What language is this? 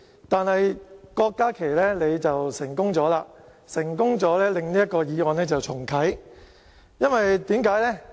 Cantonese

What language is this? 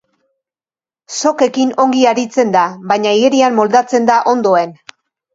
Basque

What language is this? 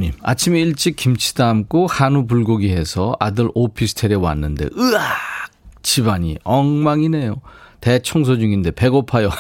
Korean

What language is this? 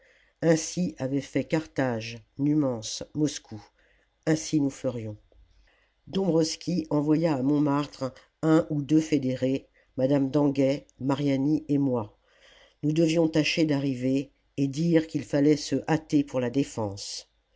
French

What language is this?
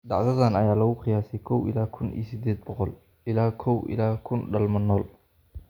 Somali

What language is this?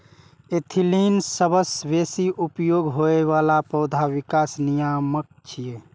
Maithili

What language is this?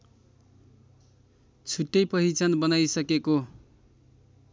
Nepali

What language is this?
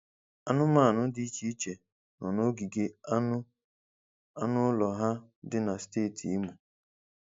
Igbo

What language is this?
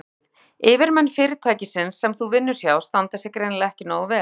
Icelandic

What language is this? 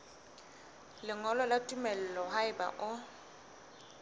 Southern Sotho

